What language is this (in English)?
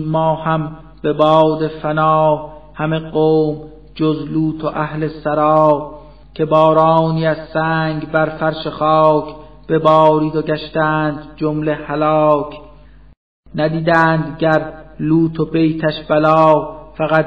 Persian